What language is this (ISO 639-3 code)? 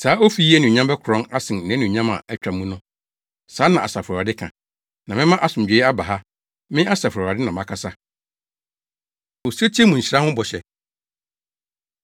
aka